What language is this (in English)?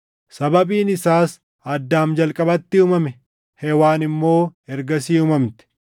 Oromo